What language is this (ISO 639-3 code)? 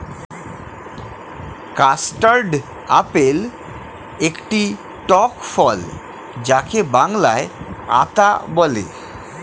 ben